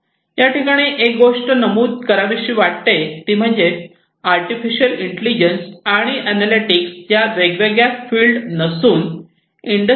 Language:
Marathi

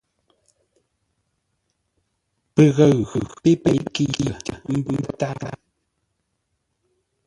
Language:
Ngombale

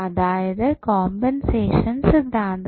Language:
Malayalam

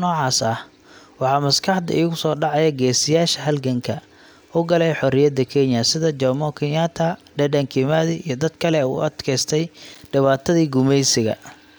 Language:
Somali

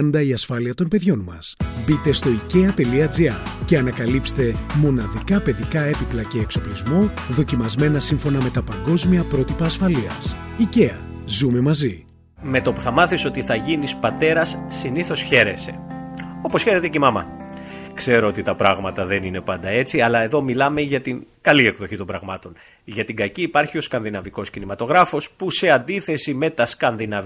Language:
Greek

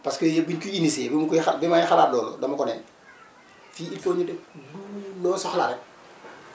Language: Wolof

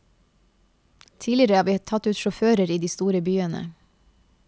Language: Norwegian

